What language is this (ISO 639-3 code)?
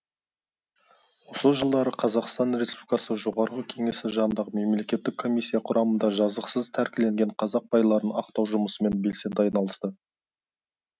kaz